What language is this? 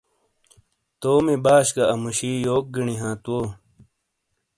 Shina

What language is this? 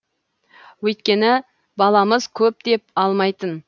Kazakh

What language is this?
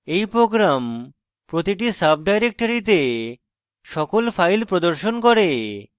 Bangla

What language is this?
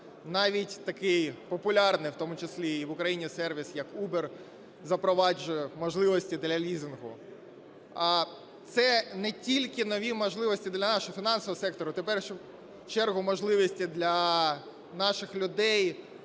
Ukrainian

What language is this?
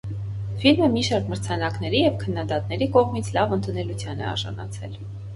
Armenian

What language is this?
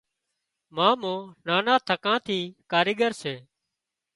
Wadiyara Koli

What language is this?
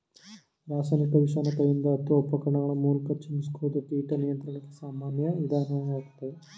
Kannada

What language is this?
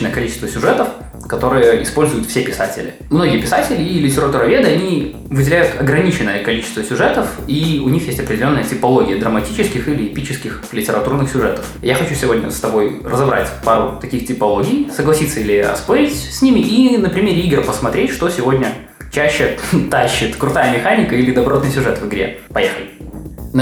Russian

